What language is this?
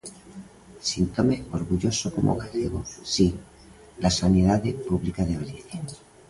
Galician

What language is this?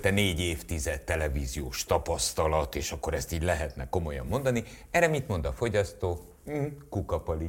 Hungarian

